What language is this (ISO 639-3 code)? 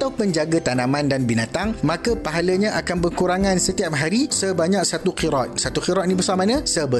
msa